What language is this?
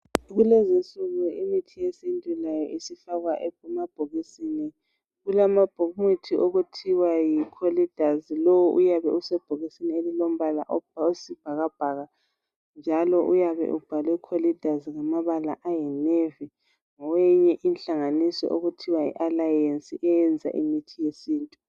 North Ndebele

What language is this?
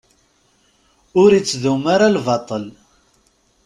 Kabyle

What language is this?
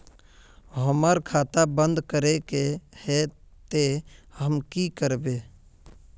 Magahi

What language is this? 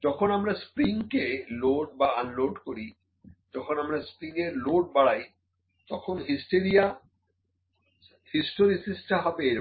Bangla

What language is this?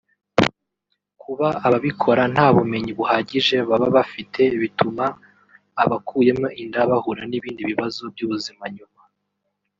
Kinyarwanda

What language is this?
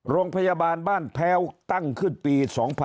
Thai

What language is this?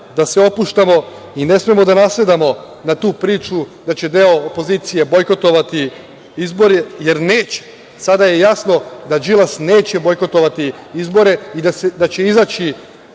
Serbian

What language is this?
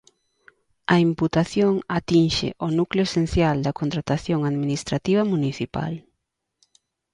Galician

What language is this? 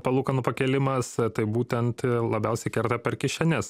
Lithuanian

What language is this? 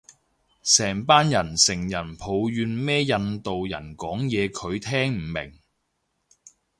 Cantonese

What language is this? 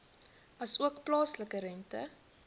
Afrikaans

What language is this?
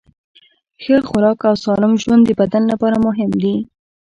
Pashto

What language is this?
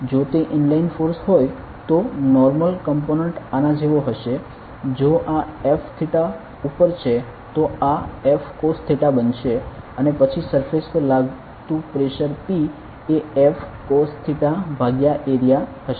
Gujarati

